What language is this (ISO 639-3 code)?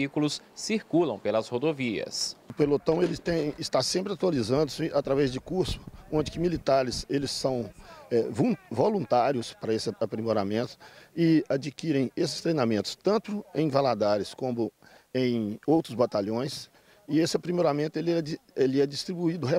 por